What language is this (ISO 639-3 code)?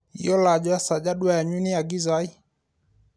mas